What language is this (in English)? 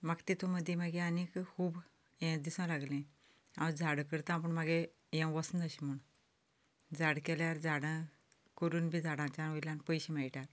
Konkani